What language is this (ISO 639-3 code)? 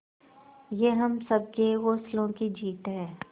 hin